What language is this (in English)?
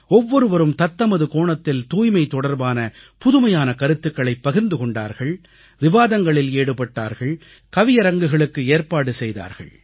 Tamil